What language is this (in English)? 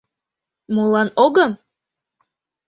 Mari